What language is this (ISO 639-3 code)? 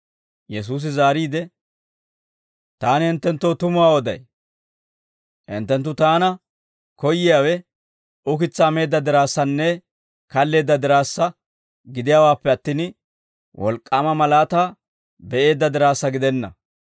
dwr